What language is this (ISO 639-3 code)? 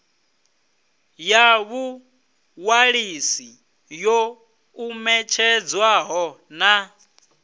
ven